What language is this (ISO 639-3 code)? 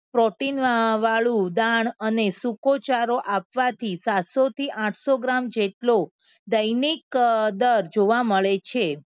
guj